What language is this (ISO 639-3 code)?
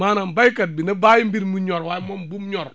wol